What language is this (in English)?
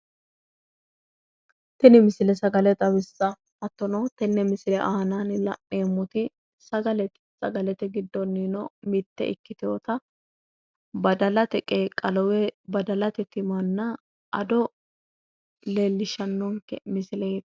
Sidamo